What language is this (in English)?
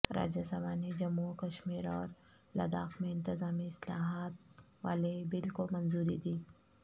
Urdu